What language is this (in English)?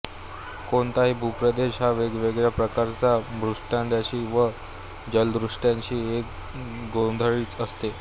Marathi